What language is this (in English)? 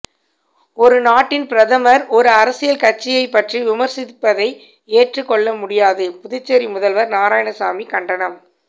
Tamil